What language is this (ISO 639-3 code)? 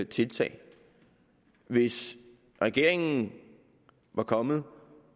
dan